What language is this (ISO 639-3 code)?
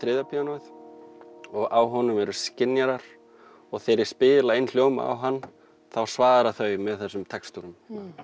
isl